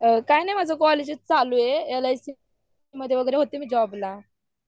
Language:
Marathi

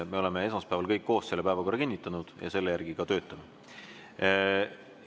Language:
Estonian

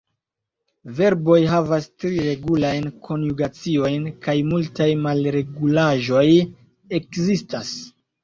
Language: Esperanto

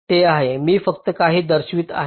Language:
Marathi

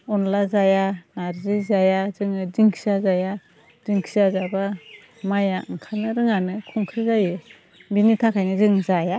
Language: Bodo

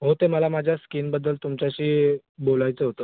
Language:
Marathi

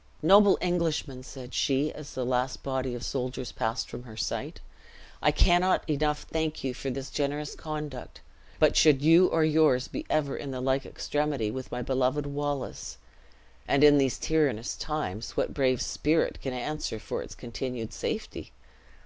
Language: English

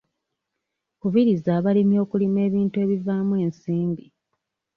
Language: Ganda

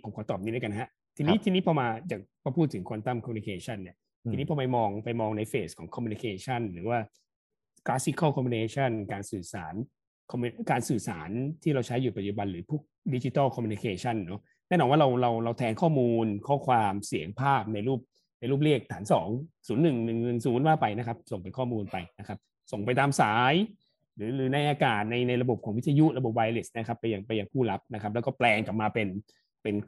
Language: Thai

